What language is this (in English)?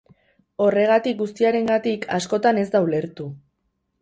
Basque